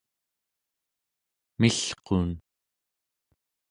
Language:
Central Yupik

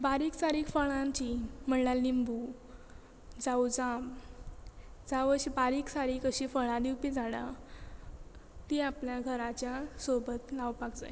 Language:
Konkani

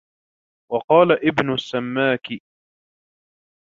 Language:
Arabic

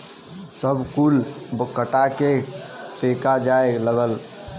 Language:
Bhojpuri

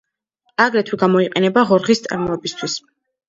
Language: Georgian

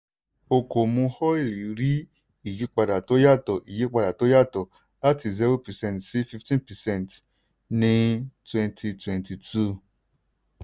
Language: Yoruba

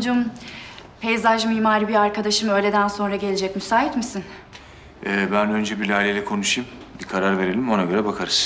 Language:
Turkish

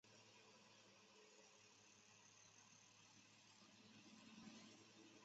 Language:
Chinese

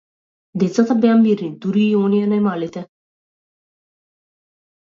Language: Macedonian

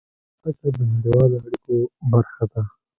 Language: Pashto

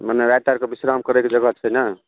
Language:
Maithili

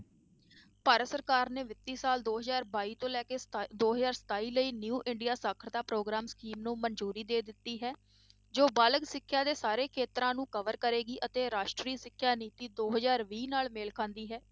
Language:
Punjabi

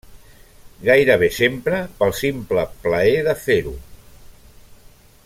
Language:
Catalan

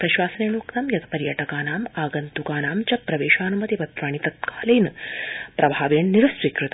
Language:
Sanskrit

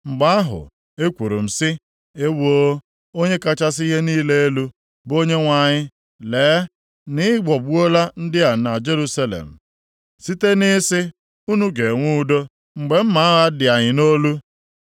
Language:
Igbo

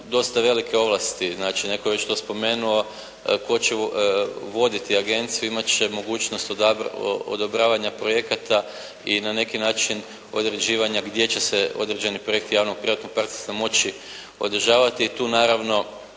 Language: Croatian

